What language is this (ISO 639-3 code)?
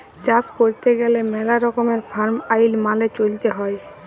ben